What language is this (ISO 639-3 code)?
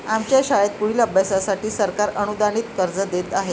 mar